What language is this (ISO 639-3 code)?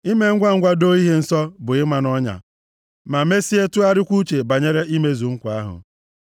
ibo